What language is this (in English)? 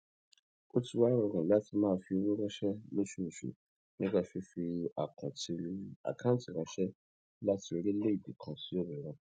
Yoruba